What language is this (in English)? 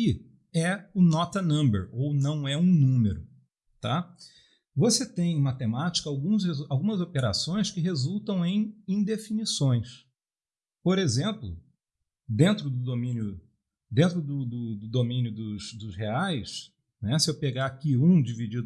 Portuguese